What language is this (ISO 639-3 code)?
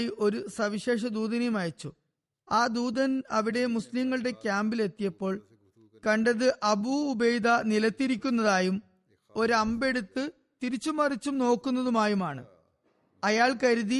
mal